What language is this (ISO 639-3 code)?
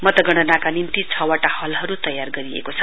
nep